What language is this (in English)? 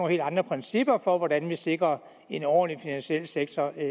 Danish